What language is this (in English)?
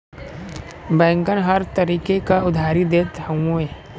Bhojpuri